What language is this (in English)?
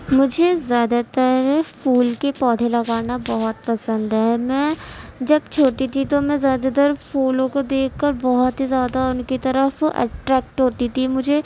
Urdu